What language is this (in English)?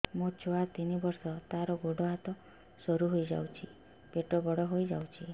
Odia